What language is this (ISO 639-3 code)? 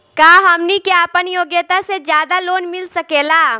bho